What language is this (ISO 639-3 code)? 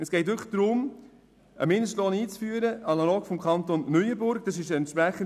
gsw